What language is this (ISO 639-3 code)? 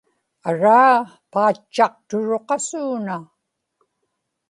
ipk